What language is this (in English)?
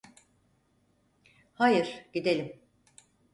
Turkish